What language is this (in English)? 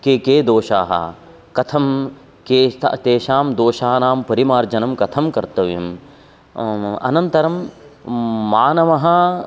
Sanskrit